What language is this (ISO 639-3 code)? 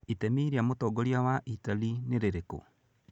kik